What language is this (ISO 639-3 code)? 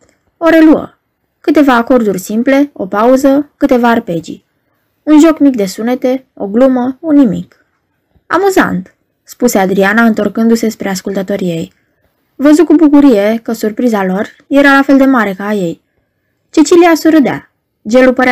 ron